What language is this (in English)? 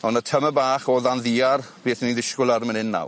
Welsh